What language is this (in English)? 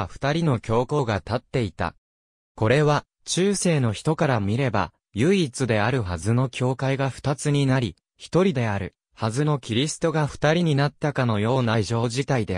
Japanese